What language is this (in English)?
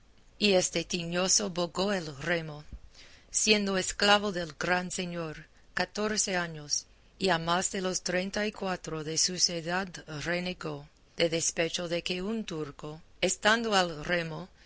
Spanish